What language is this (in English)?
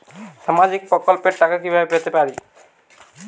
Bangla